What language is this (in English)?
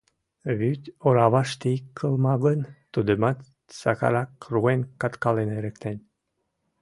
Mari